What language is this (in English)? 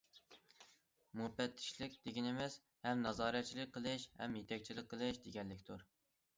Uyghur